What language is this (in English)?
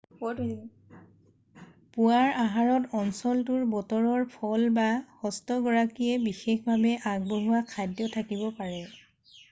Assamese